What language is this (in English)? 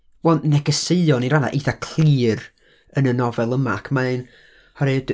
Welsh